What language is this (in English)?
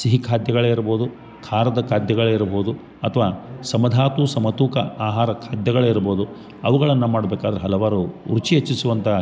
Kannada